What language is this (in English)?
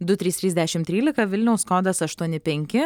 Lithuanian